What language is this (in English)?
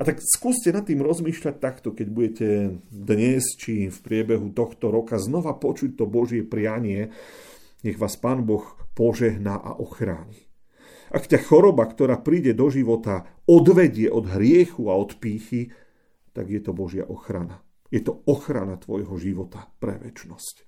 Slovak